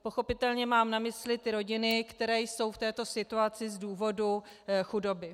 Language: Czech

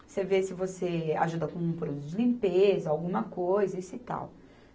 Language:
Portuguese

